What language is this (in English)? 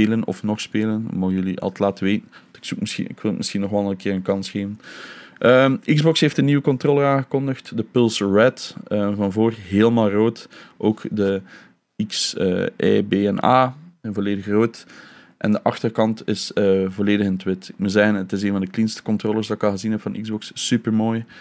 Dutch